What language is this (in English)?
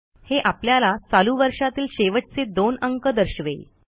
Marathi